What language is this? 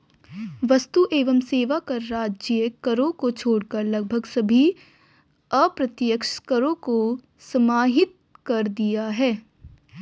Hindi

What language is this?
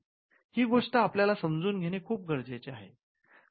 Marathi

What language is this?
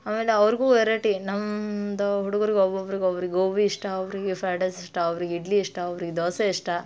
Kannada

